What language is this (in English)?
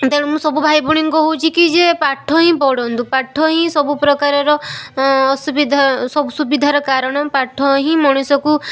Odia